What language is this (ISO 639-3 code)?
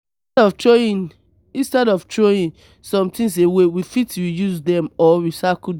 pcm